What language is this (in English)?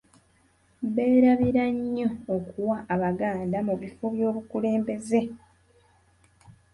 Ganda